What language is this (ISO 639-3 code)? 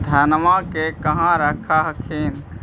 mag